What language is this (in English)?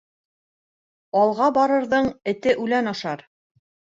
Bashkir